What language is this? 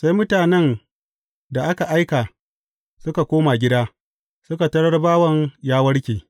Hausa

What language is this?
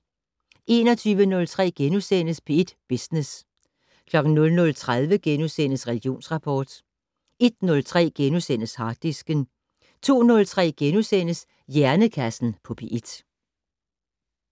Danish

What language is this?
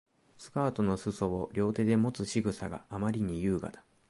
Japanese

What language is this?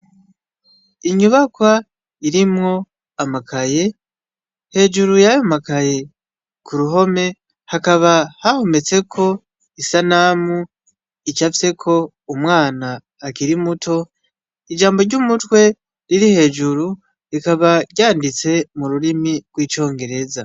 Rundi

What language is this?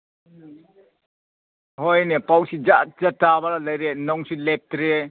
Manipuri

